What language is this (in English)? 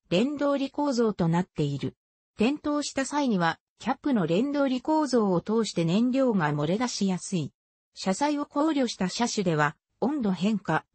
Japanese